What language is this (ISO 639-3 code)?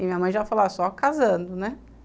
por